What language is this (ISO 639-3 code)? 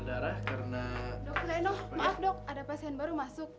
ind